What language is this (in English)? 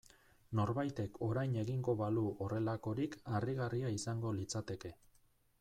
Basque